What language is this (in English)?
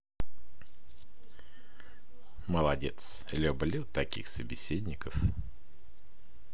Russian